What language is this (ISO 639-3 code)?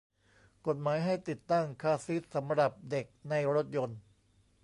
tha